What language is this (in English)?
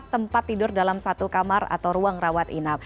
Indonesian